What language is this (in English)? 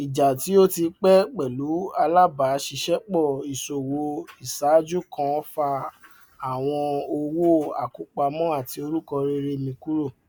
Yoruba